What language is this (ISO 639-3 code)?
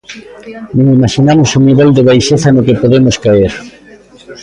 glg